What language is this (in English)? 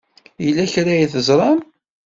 Kabyle